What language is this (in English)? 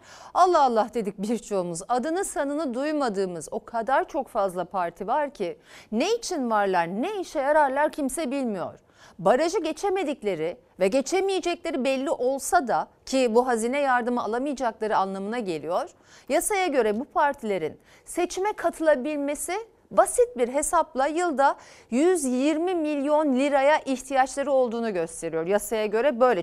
Turkish